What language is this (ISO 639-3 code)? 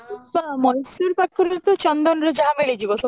ori